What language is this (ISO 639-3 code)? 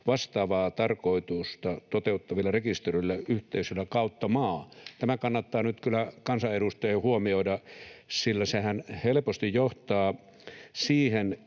fin